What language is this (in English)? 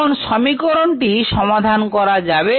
Bangla